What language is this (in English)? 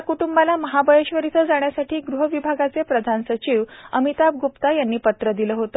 Marathi